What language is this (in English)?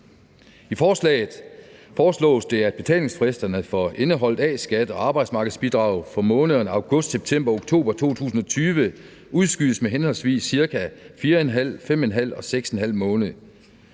Danish